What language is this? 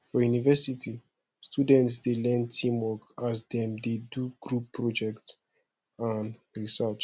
Nigerian Pidgin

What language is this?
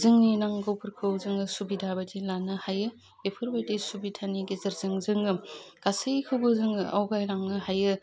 Bodo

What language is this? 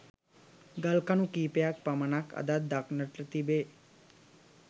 Sinhala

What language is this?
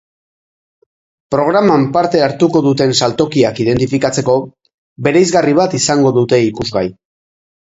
Basque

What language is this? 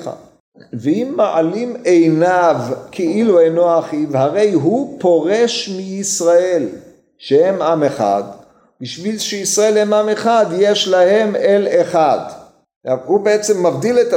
Hebrew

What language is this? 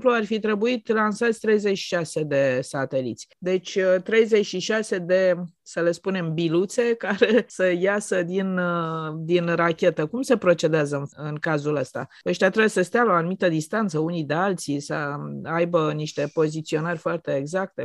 Romanian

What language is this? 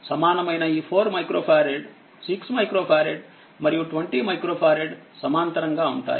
Telugu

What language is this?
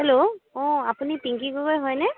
Assamese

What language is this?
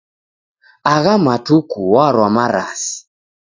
Taita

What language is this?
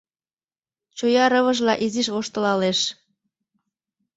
Mari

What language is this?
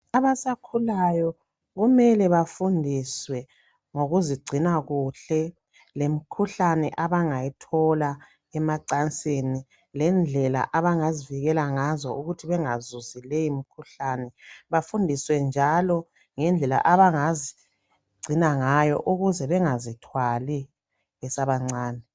North Ndebele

